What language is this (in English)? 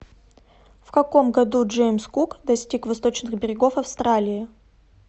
Russian